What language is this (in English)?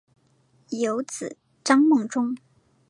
Chinese